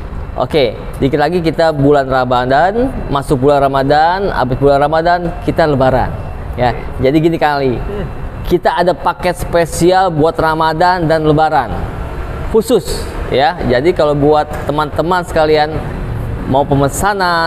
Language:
Indonesian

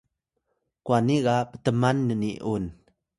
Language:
Atayal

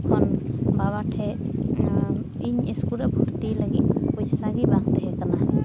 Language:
Santali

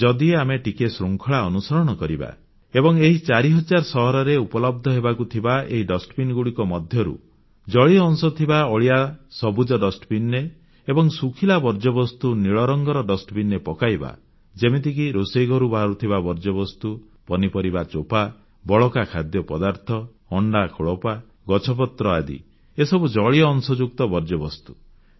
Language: Odia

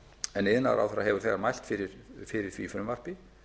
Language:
Icelandic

